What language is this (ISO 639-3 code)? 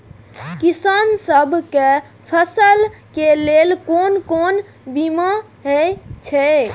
mai